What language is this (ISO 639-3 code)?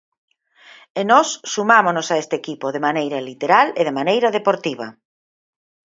glg